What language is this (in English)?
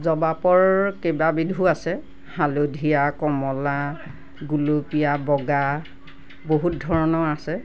Assamese